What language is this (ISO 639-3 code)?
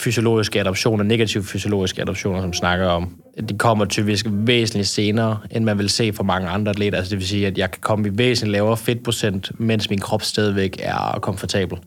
dan